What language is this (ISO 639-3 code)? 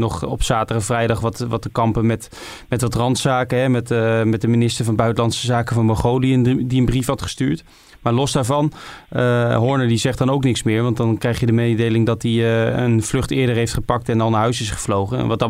nld